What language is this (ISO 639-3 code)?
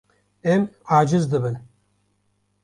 kur